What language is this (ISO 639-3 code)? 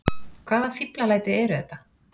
isl